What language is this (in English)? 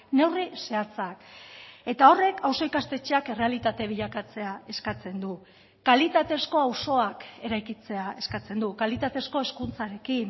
Basque